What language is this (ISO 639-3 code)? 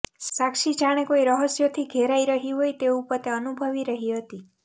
guj